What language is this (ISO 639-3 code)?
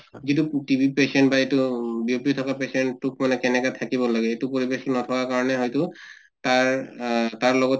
asm